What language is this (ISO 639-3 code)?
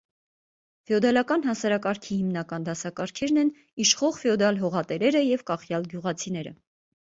hye